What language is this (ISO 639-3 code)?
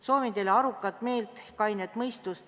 est